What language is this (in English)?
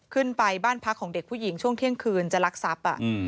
Thai